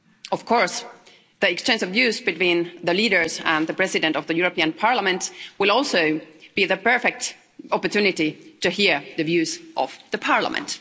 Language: English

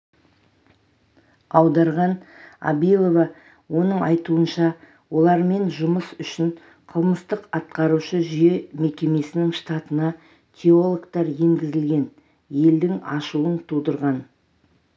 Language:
Kazakh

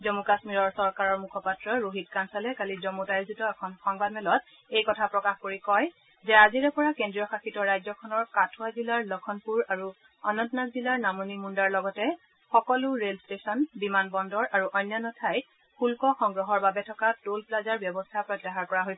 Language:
Assamese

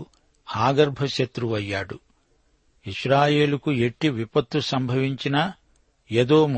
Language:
Telugu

